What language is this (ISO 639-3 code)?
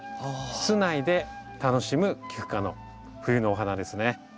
jpn